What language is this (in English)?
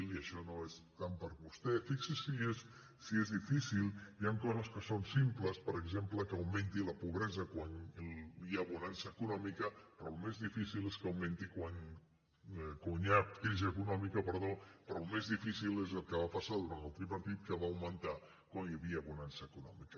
Catalan